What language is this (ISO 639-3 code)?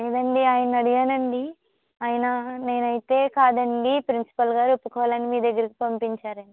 tel